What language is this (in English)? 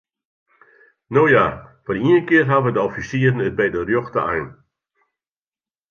Western Frisian